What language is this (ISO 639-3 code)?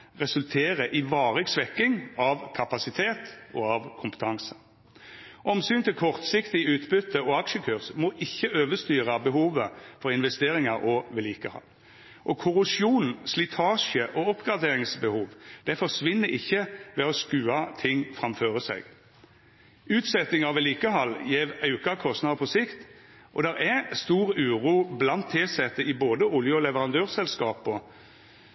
nno